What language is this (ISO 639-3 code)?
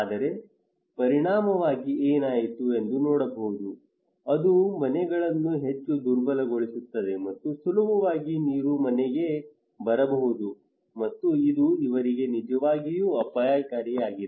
kan